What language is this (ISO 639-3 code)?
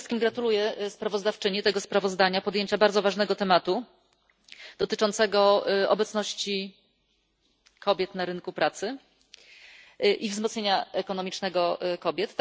pol